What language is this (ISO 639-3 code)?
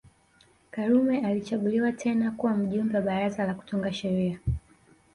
swa